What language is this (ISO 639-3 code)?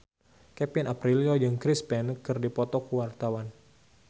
sun